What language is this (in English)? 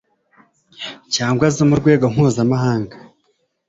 Kinyarwanda